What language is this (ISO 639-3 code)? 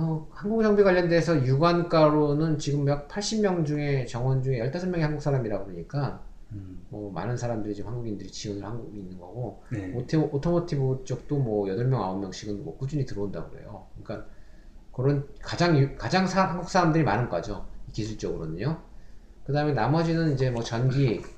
kor